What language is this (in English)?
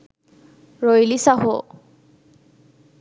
Sinhala